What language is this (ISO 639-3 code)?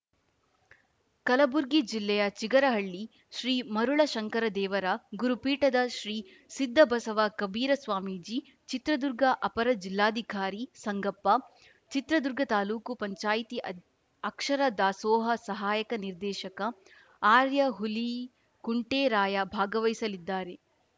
kan